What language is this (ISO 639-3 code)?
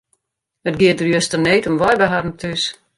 fry